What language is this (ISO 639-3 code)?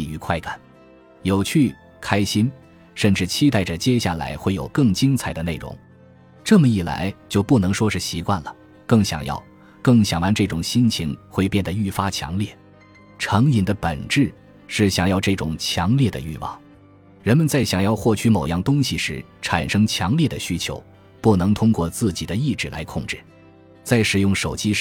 zho